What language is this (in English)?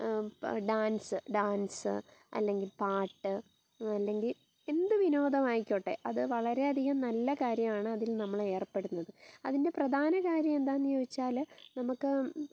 Malayalam